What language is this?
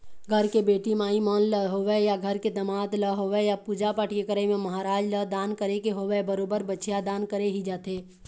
Chhattisgarhi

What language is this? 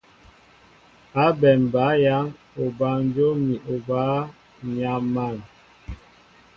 Mbo (Cameroon)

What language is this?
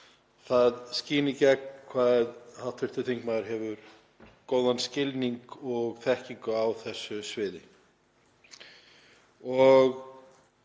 Icelandic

